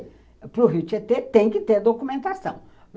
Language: Portuguese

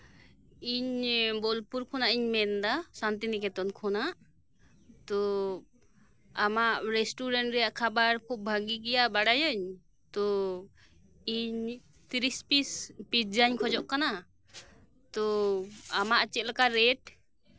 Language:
Santali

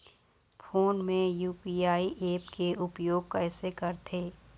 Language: Chhattisgarhi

